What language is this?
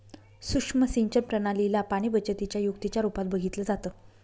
Marathi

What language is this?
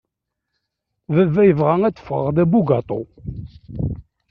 Kabyle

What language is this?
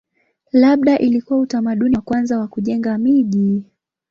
Swahili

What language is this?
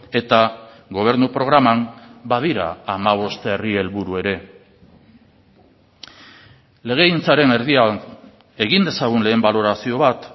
Basque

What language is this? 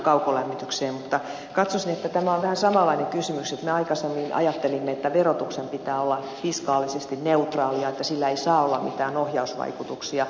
Finnish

